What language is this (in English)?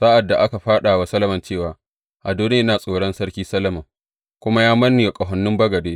Hausa